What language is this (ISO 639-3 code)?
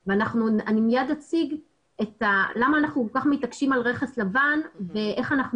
heb